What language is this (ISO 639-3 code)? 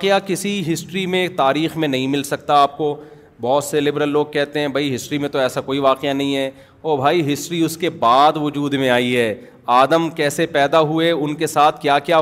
urd